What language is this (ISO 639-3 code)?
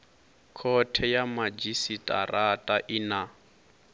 ven